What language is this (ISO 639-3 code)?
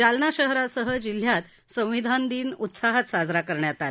mar